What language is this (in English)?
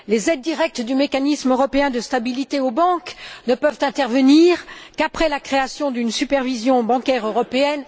French